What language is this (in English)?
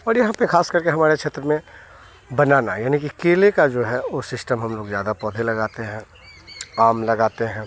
Hindi